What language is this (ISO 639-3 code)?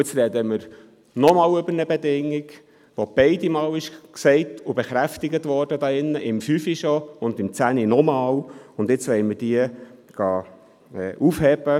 gsw